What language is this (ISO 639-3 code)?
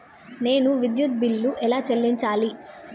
tel